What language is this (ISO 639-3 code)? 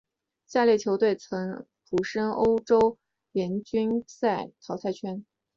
zho